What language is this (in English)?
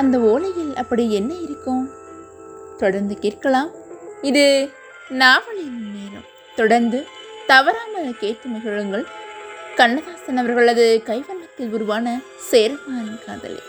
Tamil